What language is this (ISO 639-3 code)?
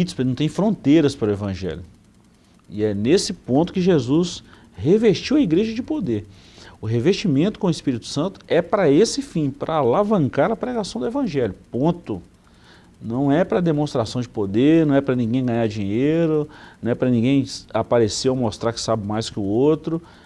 por